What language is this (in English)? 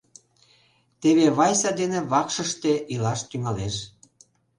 Mari